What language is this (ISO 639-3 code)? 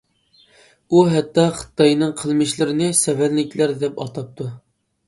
uig